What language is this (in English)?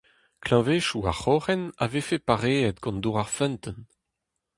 Breton